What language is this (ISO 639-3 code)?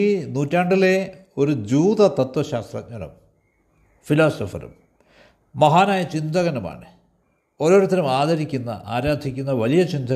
mal